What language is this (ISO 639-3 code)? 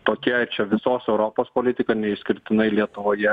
lit